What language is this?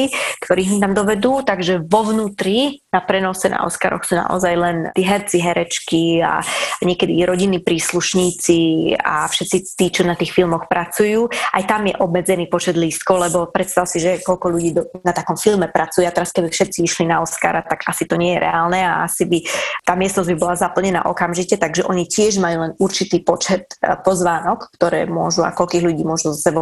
Slovak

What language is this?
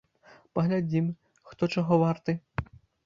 Belarusian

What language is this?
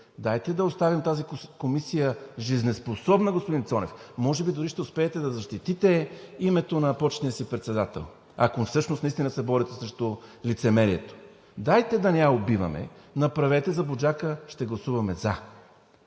Bulgarian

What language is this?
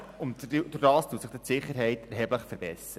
Swiss German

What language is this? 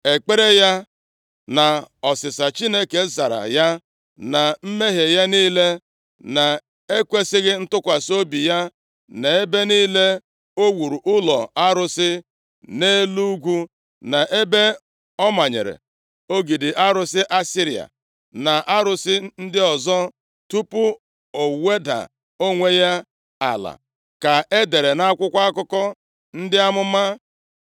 Igbo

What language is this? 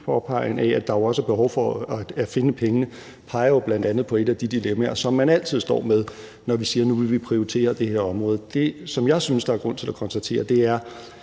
Danish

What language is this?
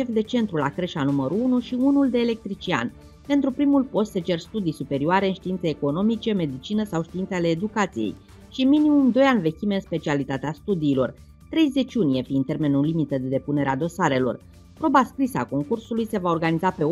Romanian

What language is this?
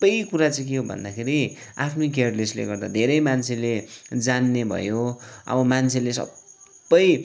Nepali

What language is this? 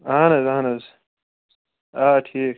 Kashmiri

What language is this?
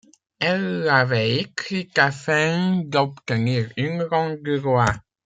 French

